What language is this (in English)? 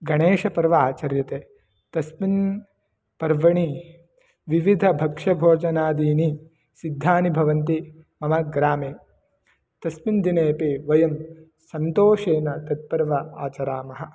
Sanskrit